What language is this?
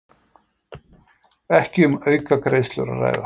Icelandic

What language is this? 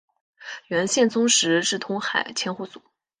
Chinese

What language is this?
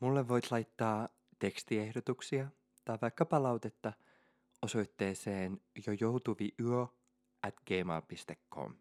Finnish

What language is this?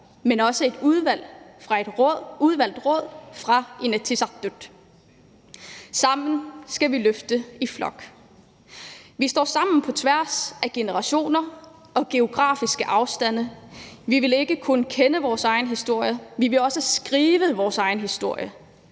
Danish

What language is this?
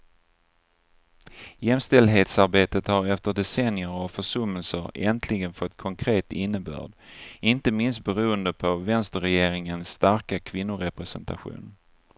Swedish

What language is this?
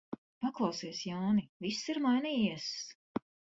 Latvian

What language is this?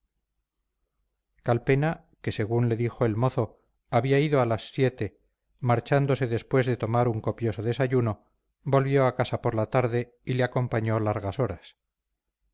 Spanish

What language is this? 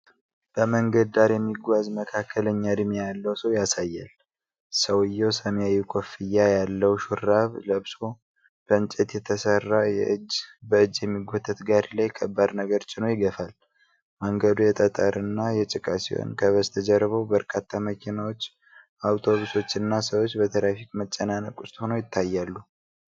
Amharic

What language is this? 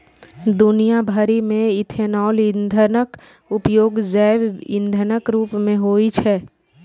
Maithili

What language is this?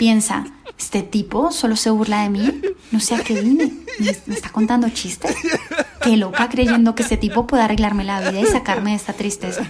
Spanish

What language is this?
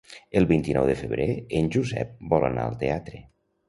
Catalan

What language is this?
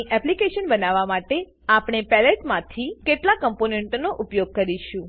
Gujarati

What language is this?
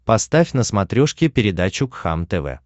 Russian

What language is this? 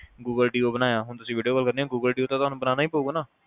Punjabi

